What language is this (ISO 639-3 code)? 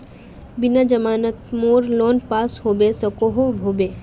mag